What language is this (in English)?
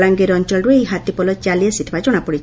Odia